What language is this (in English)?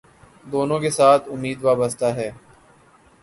Urdu